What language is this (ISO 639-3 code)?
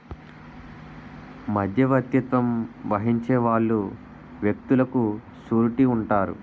tel